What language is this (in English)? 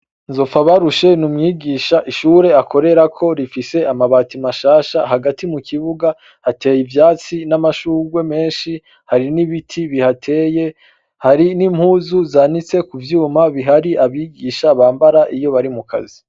Rundi